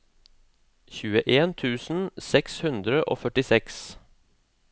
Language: Norwegian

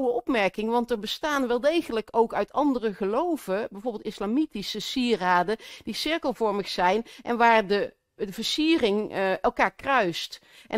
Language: Dutch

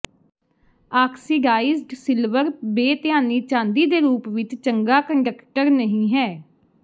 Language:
Punjabi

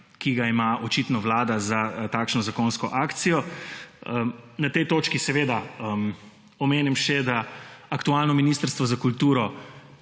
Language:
Slovenian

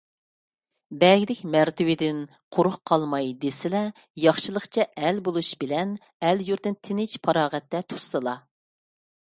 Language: Uyghur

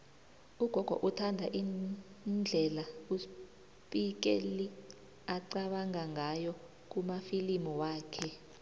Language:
South Ndebele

